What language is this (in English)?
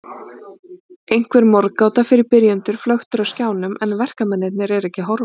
Icelandic